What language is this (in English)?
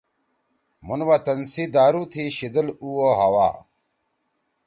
Torwali